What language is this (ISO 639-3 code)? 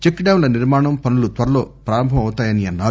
tel